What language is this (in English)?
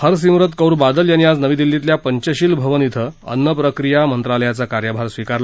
Marathi